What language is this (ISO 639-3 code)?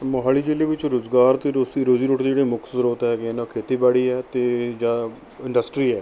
pan